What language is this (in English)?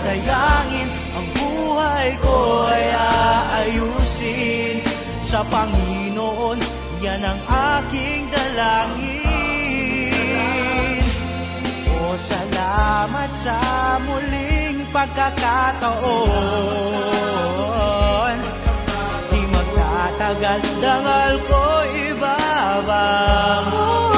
Filipino